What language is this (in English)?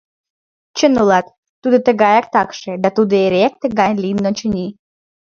Mari